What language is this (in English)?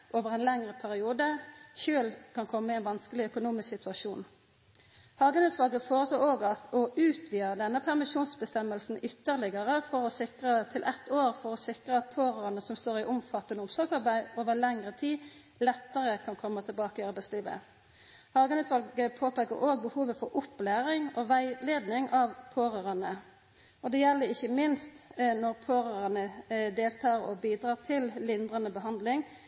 Norwegian Nynorsk